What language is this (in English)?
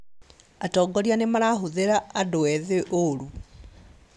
Kikuyu